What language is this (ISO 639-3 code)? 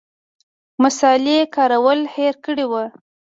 pus